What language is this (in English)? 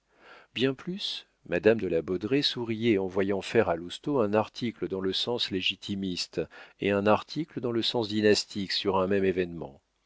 French